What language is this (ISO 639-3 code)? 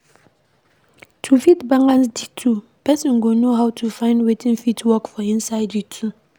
pcm